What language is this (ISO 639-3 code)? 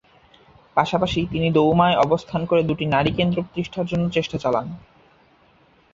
ben